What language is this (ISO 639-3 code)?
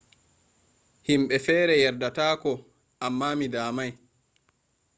ful